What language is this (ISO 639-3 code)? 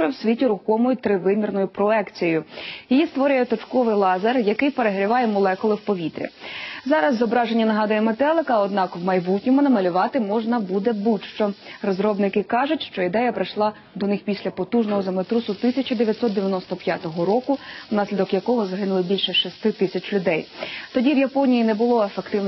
rus